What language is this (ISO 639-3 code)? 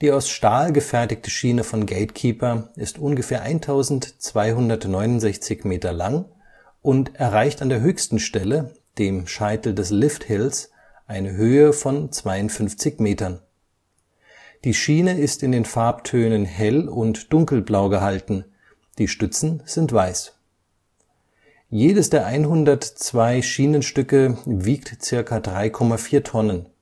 deu